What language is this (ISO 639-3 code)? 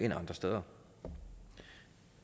dan